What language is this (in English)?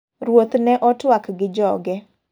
Luo (Kenya and Tanzania)